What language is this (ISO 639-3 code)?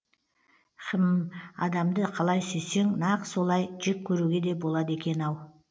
kaz